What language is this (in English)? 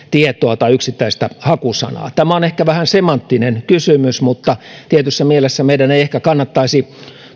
Finnish